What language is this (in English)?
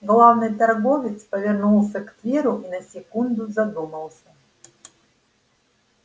Russian